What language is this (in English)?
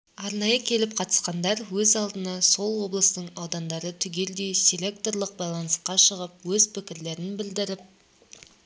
Kazakh